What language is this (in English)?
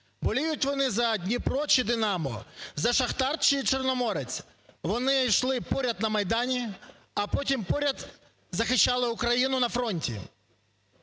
Ukrainian